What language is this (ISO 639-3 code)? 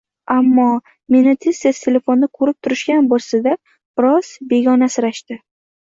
uzb